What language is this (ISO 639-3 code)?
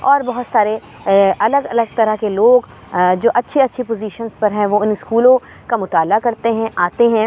urd